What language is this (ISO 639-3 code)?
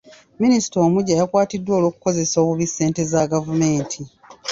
lug